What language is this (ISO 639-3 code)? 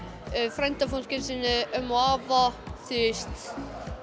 isl